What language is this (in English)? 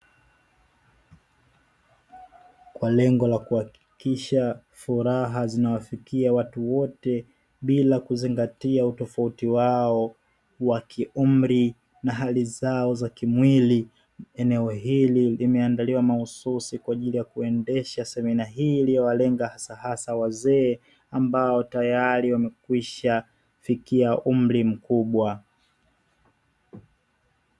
Swahili